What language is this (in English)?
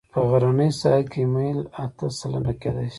Pashto